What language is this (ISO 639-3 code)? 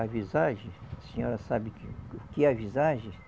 por